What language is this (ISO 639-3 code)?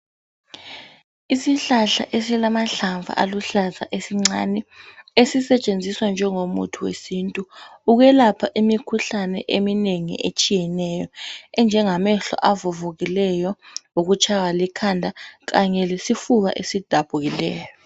nde